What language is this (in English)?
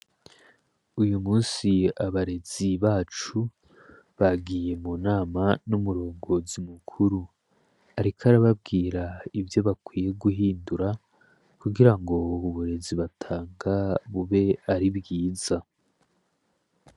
Rundi